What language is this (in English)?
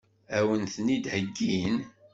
Kabyle